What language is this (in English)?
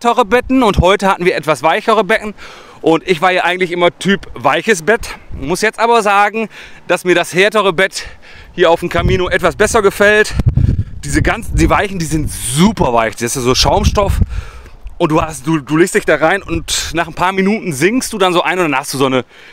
German